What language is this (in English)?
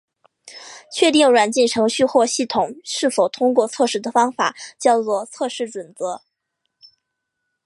Chinese